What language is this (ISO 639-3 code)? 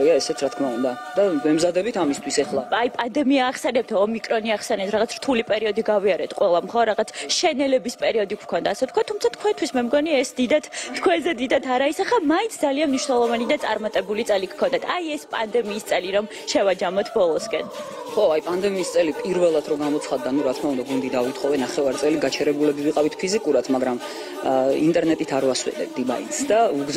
ron